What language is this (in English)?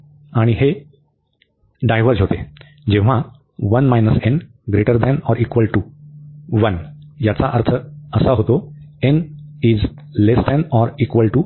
Marathi